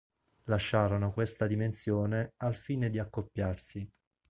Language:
Italian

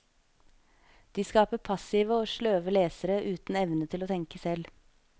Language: Norwegian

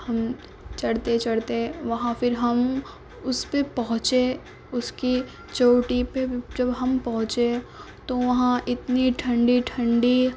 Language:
Urdu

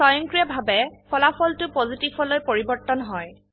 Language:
Assamese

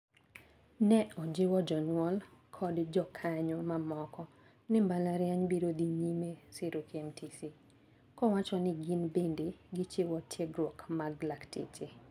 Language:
Luo (Kenya and Tanzania)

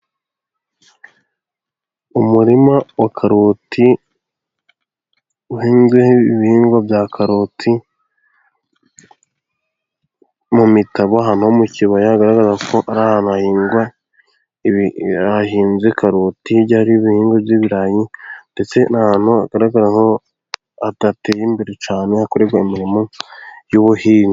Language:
Kinyarwanda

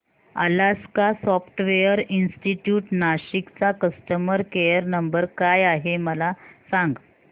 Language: Marathi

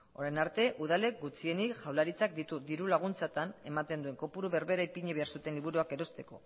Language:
Basque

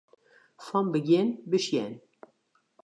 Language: Western Frisian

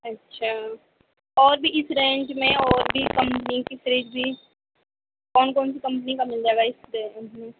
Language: Urdu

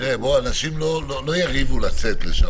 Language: Hebrew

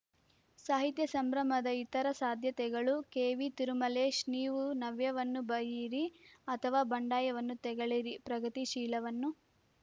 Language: Kannada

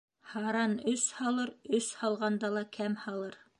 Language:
Bashkir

